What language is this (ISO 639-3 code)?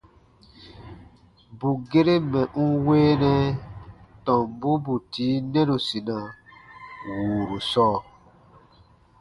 bba